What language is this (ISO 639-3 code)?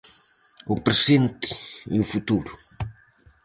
glg